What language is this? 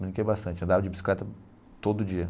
Portuguese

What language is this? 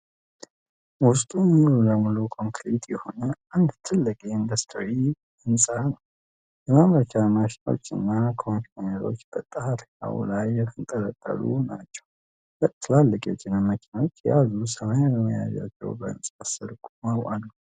Amharic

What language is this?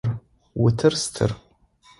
Adyghe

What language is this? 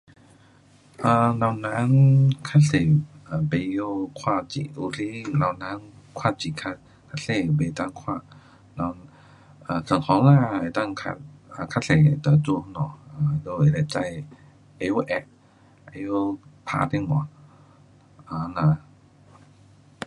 Pu-Xian Chinese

